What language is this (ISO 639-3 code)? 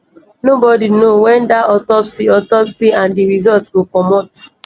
pcm